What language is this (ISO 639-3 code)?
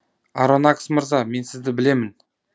kaz